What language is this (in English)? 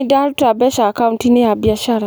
Kikuyu